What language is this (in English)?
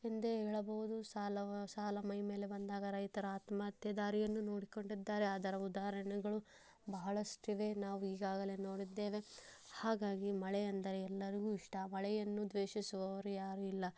Kannada